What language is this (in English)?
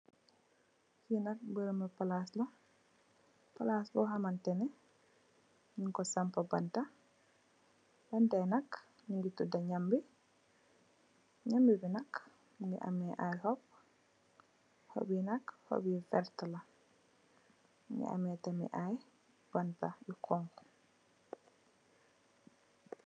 Wolof